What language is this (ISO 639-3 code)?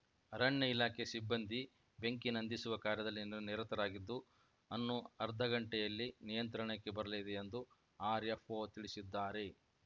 kan